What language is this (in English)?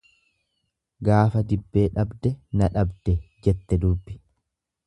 Oromo